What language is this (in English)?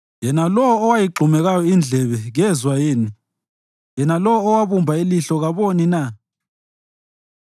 North Ndebele